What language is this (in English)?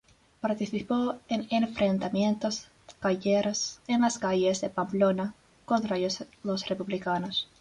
Spanish